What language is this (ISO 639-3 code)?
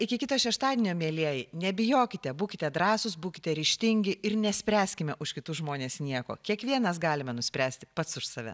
lit